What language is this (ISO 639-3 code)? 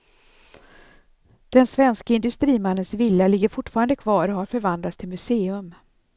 swe